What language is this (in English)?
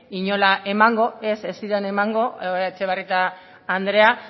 Basque